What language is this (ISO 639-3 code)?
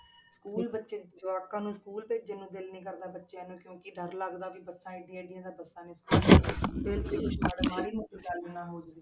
pan